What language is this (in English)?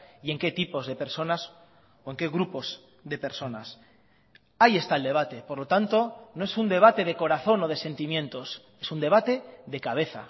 Spanish